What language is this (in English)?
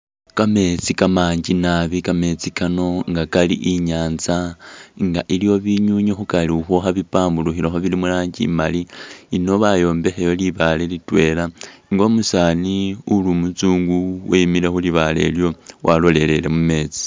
Masaaba